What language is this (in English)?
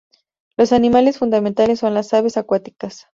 Spanish